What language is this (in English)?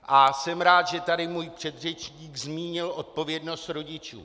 Czech